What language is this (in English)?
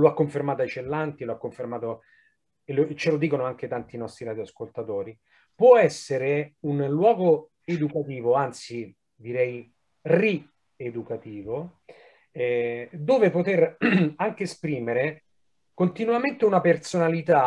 Italian